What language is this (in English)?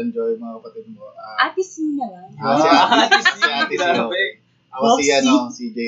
Filipino